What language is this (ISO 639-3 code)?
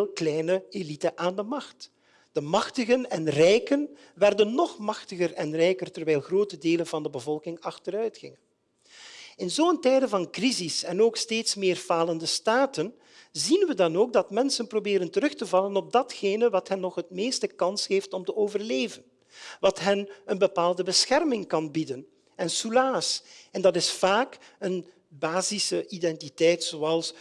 nld